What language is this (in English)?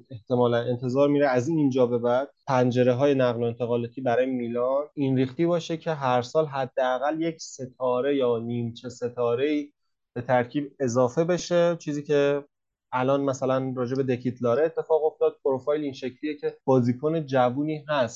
Persian